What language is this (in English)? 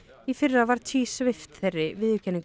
Icelandic